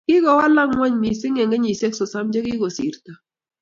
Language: Kalenjin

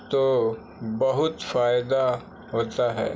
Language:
Urdu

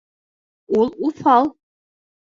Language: Bashkir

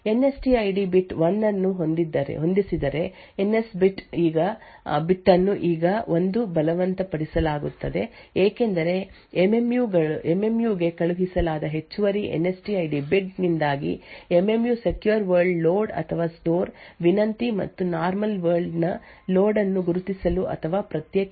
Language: Kannada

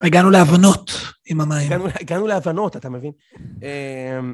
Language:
Hebrew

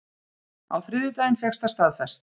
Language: Icelandic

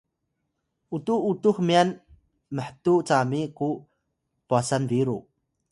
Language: Atayal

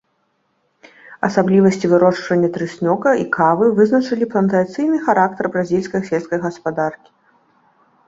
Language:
Belarusian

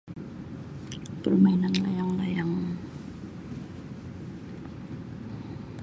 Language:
Sabah Malay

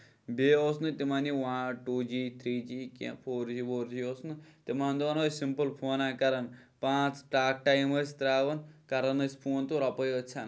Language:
Kashmiri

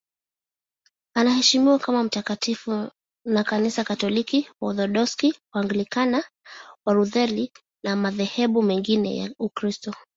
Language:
Swahili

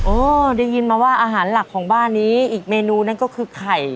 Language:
Thai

